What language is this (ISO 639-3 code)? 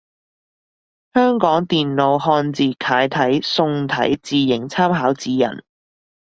yue